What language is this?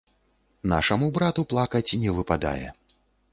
Belarusian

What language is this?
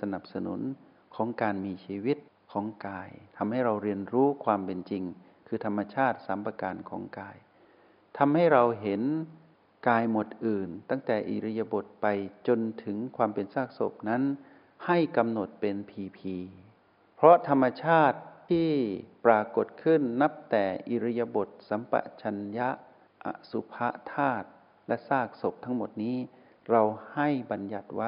Thai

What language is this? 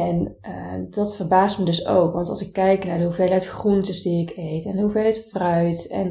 Dutch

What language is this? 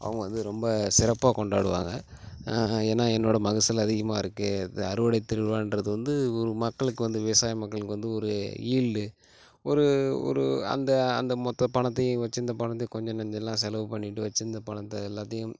Tamil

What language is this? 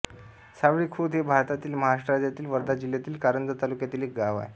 Marathi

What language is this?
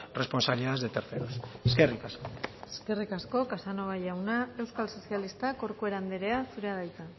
Basque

